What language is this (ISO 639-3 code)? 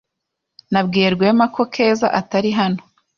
kin